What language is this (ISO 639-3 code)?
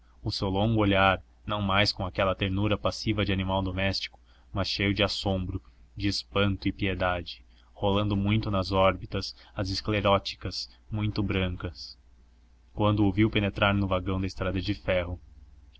por